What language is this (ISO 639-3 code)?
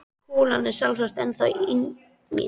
isl